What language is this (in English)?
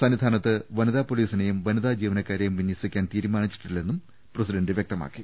Malayalam